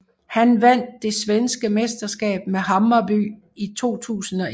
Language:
Danish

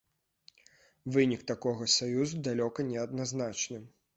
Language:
Belarusian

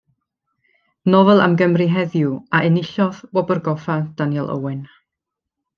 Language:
Welsh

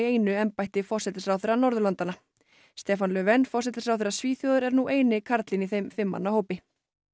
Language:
Icelandic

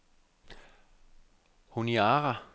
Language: Danish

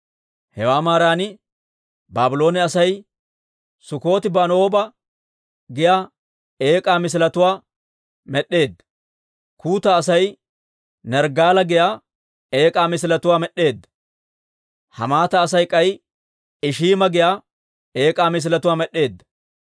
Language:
Dawro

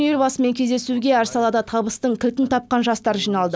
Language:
Kazakh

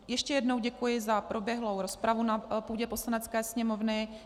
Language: Czech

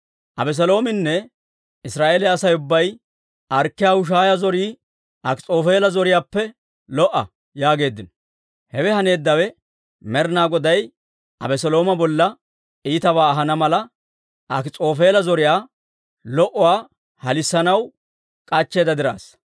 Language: Dawro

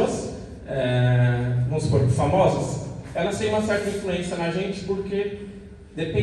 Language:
Portuguese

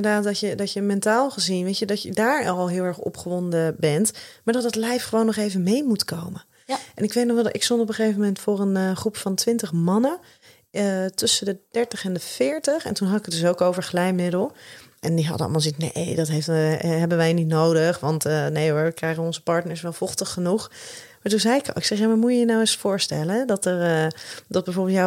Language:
Dutch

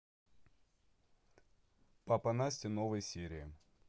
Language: Russian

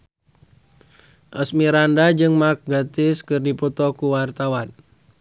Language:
Sundanese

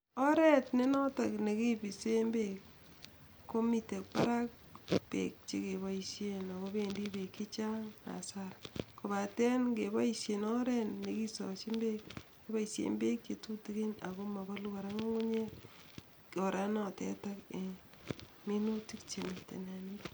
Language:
Kalenjin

